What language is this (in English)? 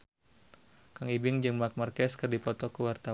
Sundanese